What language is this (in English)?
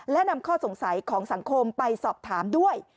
Thai